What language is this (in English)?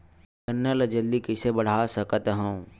Chhattisgarhi